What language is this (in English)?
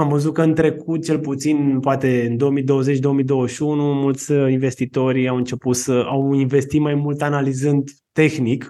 Romanian